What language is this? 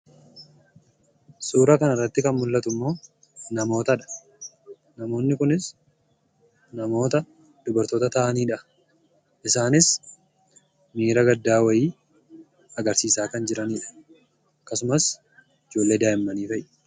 Oromo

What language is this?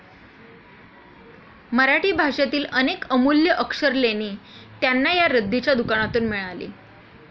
Marathi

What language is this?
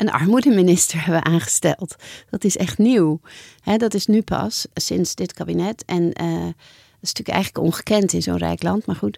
Dutch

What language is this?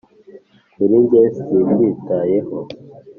Kinyarwanda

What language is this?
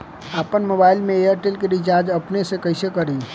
Bhojpuri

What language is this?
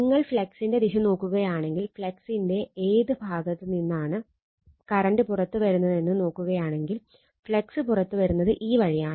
Malayalam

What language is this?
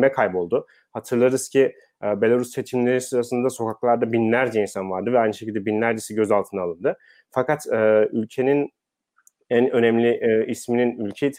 Turkish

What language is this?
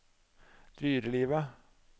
Norwegian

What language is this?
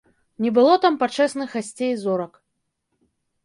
Belarusian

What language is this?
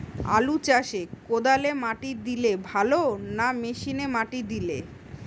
Bangla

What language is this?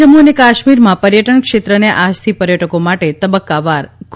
Gujarati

